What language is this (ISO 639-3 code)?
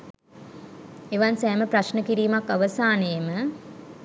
sin